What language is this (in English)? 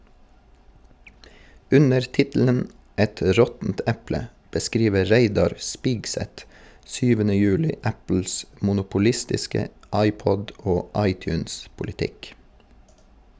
Norwegian